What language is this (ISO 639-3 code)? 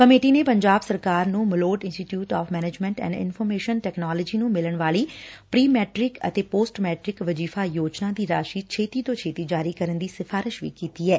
pan